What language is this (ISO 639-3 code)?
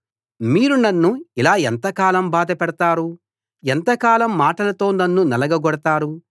tel